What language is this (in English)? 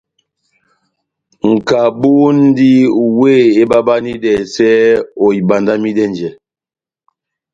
Batanga